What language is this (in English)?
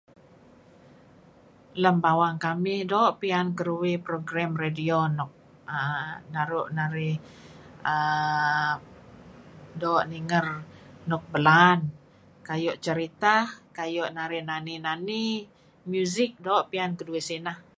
Kelabit